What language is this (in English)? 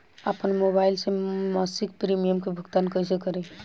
Bhojpuri